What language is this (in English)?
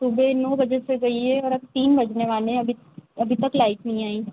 Hindi